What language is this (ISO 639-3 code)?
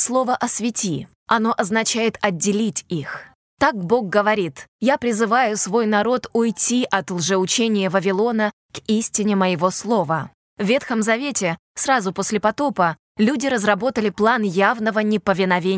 rus